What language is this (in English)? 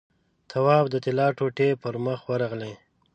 Pashto